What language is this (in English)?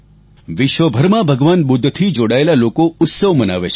Gujarati